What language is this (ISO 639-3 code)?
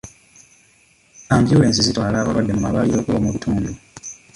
lug